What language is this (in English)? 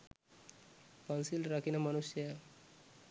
Sinhala